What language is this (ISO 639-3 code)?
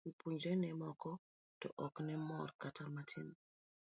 luo